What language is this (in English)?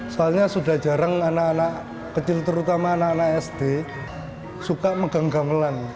Indonesian